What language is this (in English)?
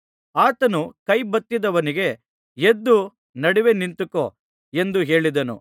Kannada